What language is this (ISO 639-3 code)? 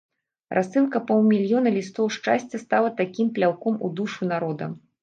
bel